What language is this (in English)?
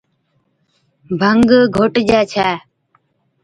Od